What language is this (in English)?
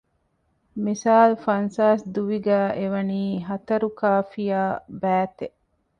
Divehi